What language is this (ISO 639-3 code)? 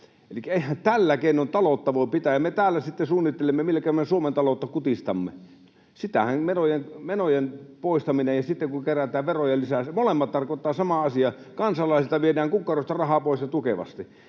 fin